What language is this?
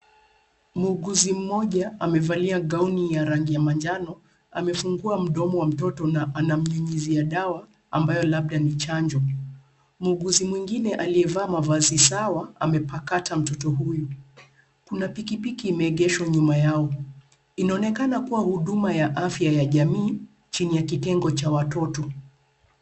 Swahili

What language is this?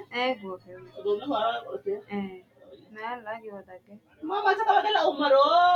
Sidamo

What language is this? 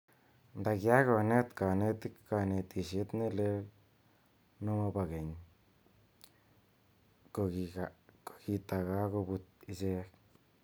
Kalenjin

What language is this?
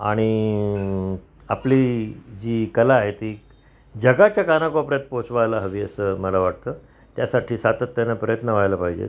Marathi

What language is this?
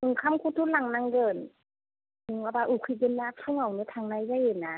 Bodo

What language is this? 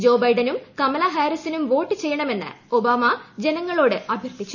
Malayalam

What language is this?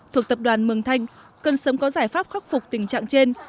Vietnamese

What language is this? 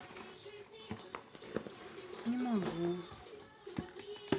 Russian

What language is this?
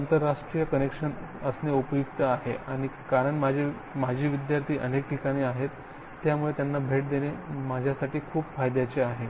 Marathi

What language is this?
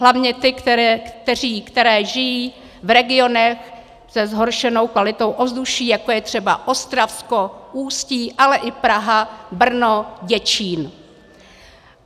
Czech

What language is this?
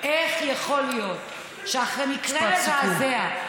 Hebrew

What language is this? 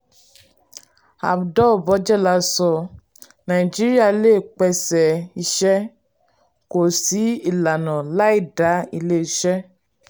Yoruba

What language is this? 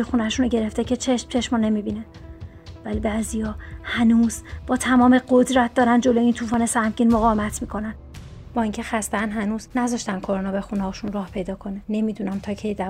Persian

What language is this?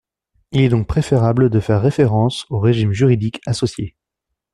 French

